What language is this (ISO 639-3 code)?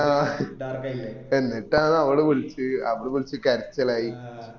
mal